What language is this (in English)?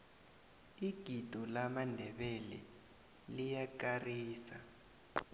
South Ndebele